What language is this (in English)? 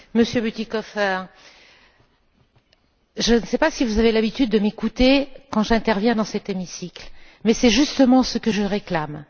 French